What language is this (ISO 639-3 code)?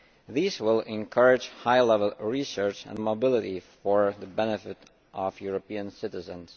eng